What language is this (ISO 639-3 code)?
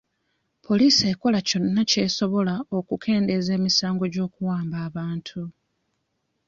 lug